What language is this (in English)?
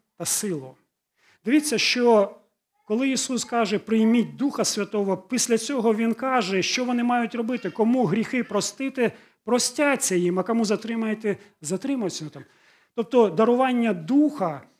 Ukrainian